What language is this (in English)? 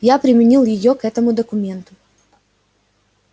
Russian